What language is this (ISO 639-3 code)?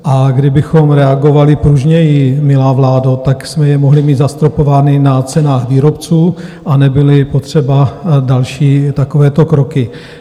ces